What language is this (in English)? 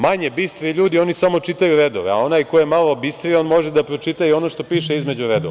Serbian